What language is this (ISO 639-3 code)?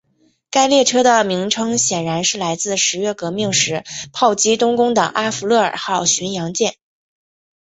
zho